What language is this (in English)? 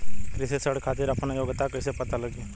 Bhojpuri